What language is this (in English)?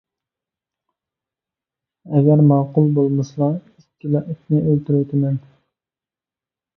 Uyghur